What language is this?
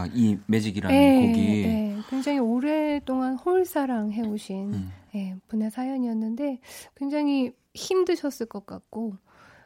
Korean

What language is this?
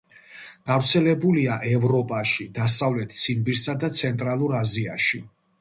Georgian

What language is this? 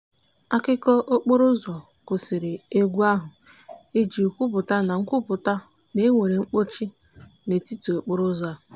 Igbo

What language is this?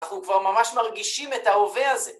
Hebrew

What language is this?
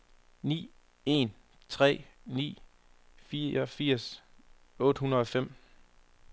Danish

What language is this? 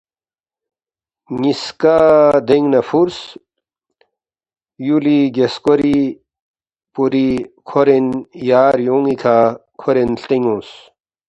Balti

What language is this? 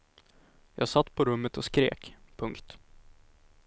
Swedish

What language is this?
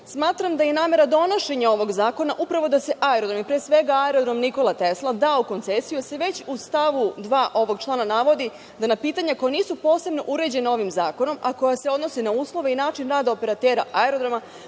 Serbian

